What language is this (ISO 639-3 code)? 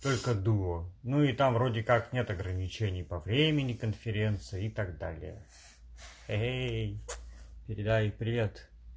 rus